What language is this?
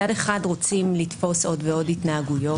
Hebrew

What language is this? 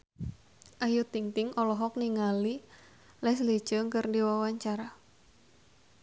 Sundanese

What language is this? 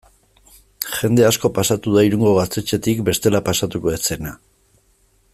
Basque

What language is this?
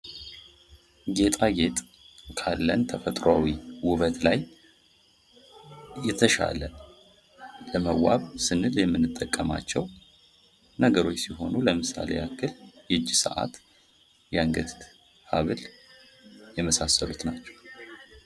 Amharic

